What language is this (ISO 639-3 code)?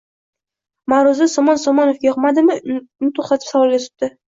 uzb